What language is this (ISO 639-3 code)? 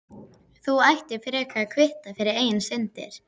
isl